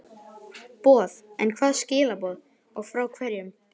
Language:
Icelandic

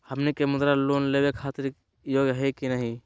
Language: Magahi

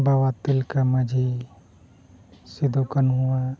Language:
Santali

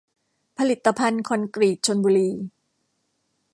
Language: Thai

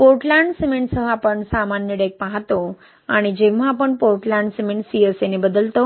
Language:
Marathi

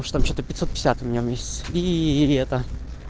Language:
Russian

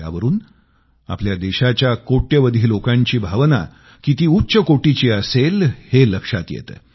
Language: Marathi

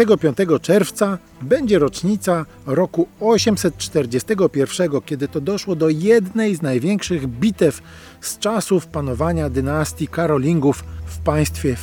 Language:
Polish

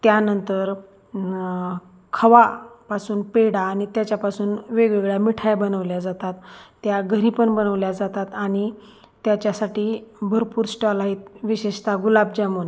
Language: Marathi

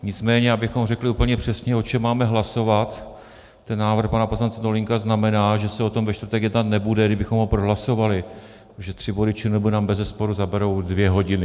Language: Czech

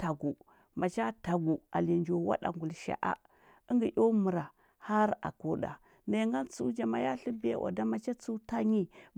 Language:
Huba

